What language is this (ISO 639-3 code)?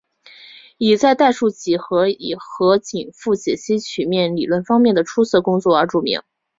zho